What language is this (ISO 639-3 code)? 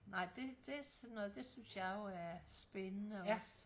dan